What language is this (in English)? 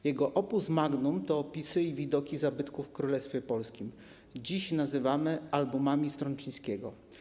Polish